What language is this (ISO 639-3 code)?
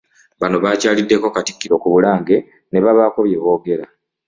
lug